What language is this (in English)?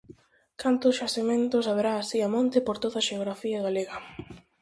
Galician